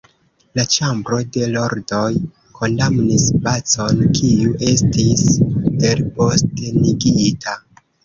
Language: Esperanto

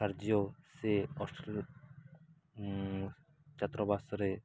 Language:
Odia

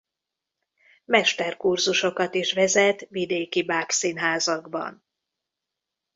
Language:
Hungarian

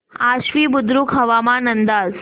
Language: Marathi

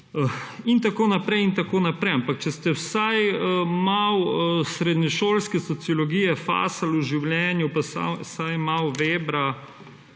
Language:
Slovenian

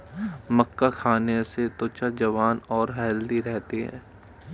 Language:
Hindi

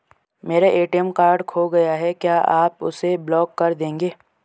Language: Hindi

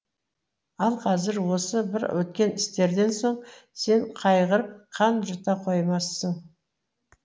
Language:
Kazakh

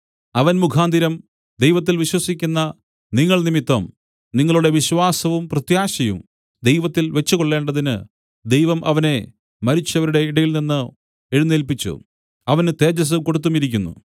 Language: Malayalam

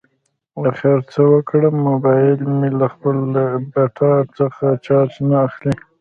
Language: Pashto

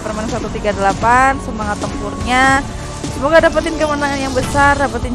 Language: Indonesian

